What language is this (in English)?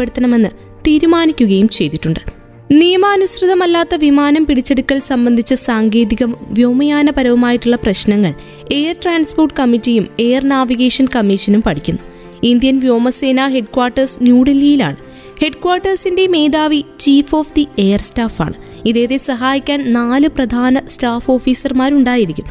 Malayalam